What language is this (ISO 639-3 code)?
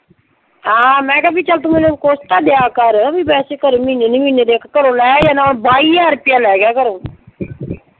pan